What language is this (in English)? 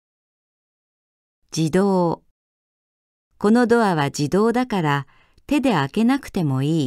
Japanese